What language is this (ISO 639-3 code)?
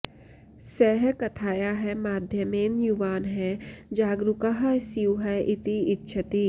san